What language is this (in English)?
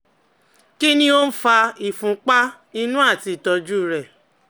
Yoruba